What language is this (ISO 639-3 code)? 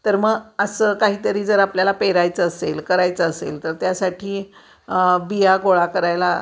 mar